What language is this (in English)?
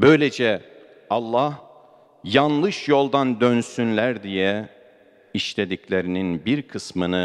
Turkish